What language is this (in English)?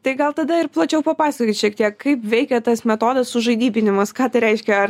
Lithuanian